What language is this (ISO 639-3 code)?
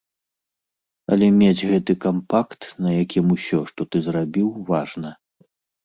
bel